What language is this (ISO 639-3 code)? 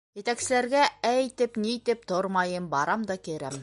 bak